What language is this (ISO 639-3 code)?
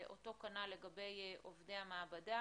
heb